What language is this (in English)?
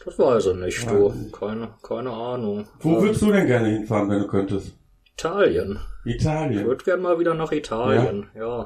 German